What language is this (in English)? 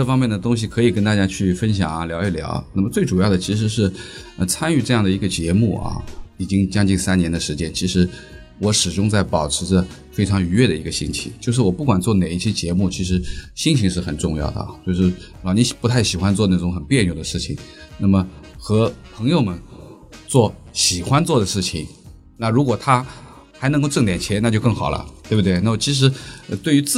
Chinese